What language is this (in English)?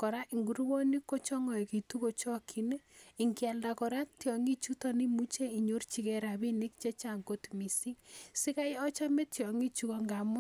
Kalenjin